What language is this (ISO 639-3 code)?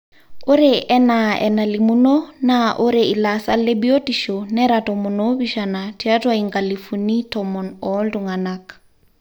mas